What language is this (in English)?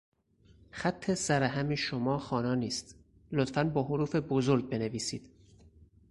Persian